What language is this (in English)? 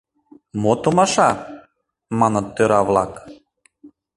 Mari